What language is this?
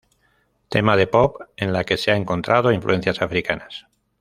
Spanish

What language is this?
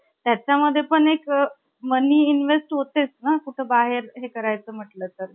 Marathi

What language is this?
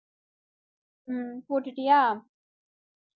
Tamil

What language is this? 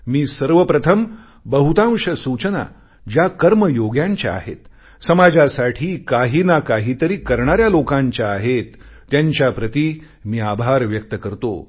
Marathi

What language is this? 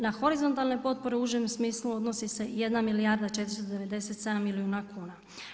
Croatian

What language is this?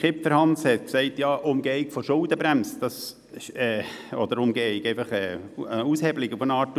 Swiss German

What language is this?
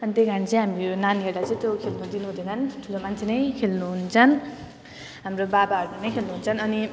Nepali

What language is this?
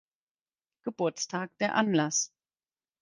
German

